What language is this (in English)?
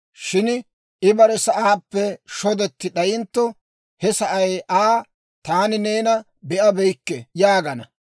Dawro